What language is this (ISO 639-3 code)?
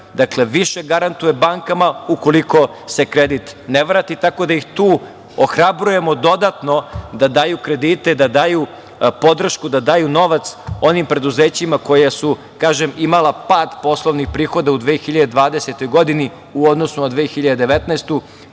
srp